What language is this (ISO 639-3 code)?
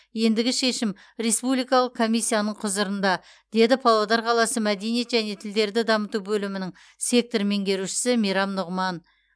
kaz